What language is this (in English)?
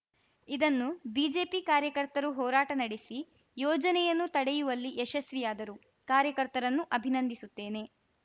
Kannada